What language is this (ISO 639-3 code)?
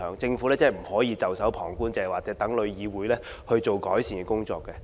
yue